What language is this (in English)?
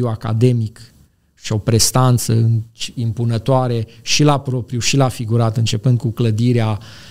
Romanian